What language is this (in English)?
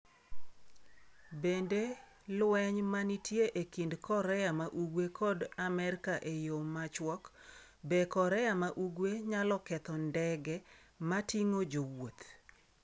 Luo (Kenya and Tanzania)